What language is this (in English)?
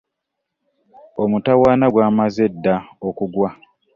Ganda